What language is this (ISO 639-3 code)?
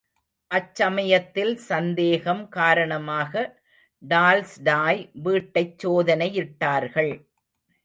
tam